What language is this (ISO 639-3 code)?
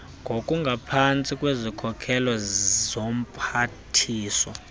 xho